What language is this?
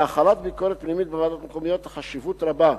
Hebrew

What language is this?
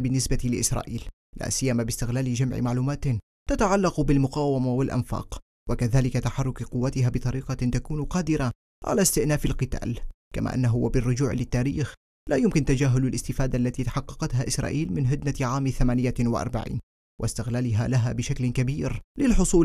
Arabic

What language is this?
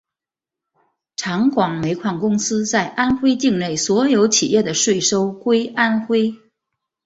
Chinese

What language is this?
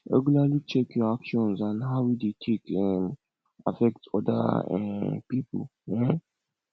Nigerian Pidgin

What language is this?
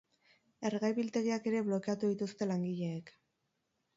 Basque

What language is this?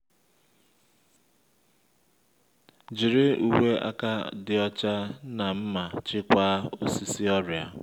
Igbo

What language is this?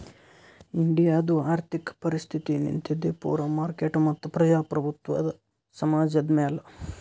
Kannada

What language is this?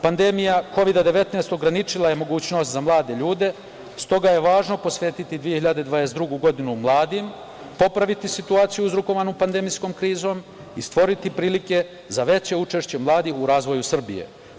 Serbian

